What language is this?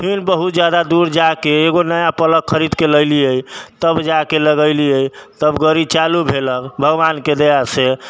Maithili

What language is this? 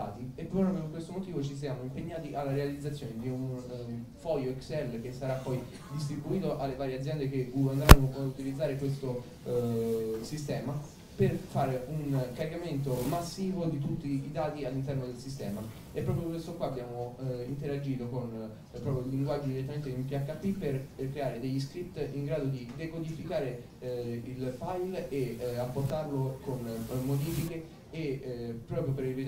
Italian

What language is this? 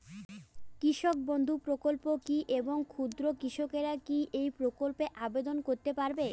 Bangla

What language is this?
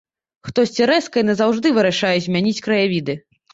Belarusian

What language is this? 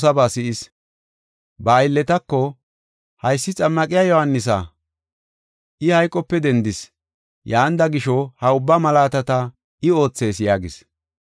Gofa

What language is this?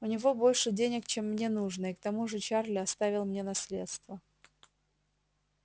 Russian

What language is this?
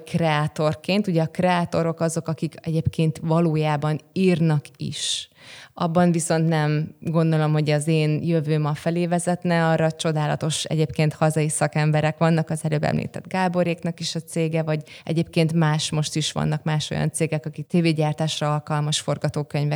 Hungarian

